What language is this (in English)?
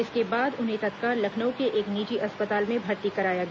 Hindi